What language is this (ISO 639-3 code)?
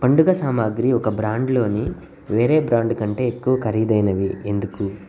tel